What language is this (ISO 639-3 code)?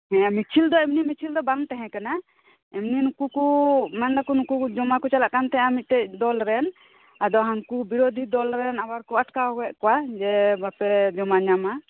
sat